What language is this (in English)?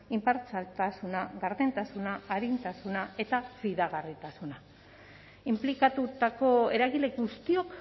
Basque